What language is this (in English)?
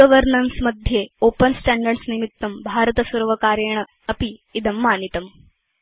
Sanskrit